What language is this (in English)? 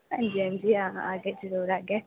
Dogri